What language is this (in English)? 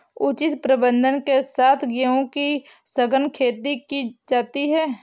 Hindi